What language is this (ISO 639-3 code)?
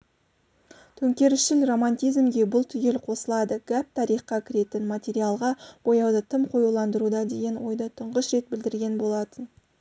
kaz